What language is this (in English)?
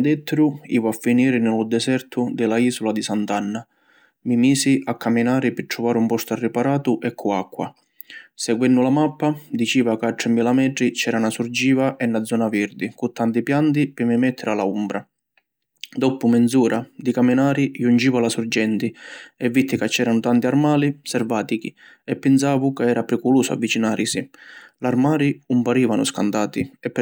Sicilian